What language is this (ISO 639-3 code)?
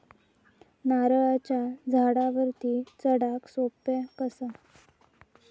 mar